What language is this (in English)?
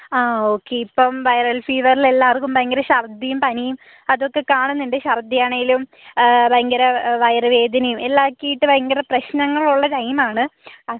Malayalam